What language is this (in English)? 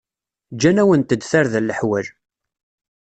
Kabyle